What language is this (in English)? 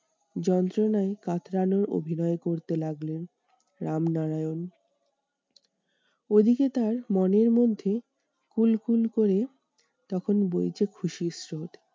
Bangla